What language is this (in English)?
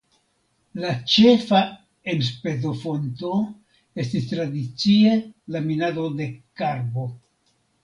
Esperanto